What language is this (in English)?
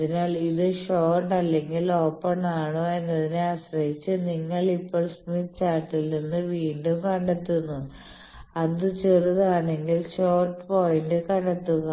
Malayalam